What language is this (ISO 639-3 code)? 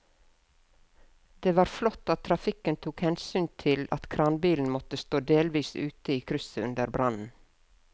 nor